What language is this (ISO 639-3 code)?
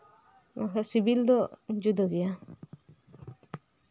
sat